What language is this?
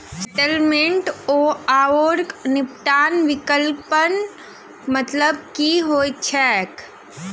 Maithili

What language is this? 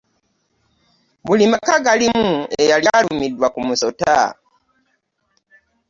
Ganda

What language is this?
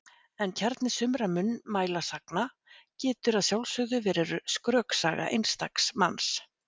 Icelandic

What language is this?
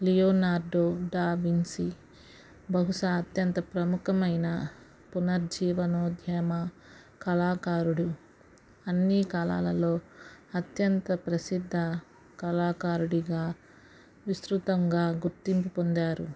Telugu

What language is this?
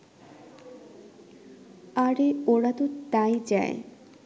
Bangla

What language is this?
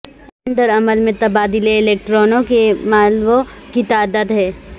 Urdu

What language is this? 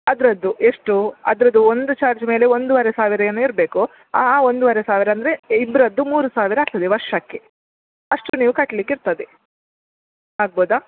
Kannada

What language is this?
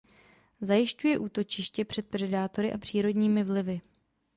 Czech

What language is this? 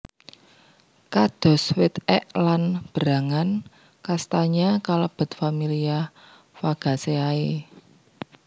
Javanese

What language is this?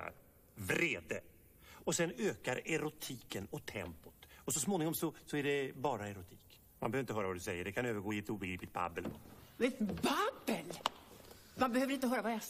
Swedish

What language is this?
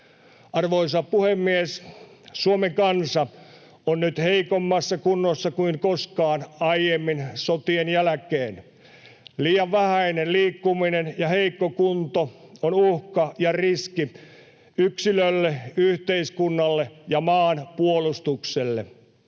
Finnish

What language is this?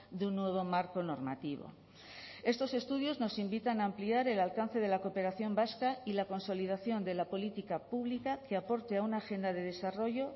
Spanish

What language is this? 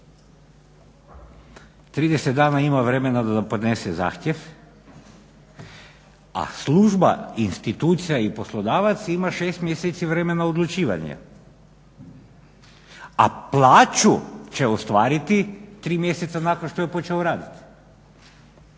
Croatian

